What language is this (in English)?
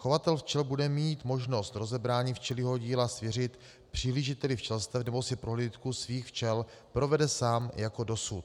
Czech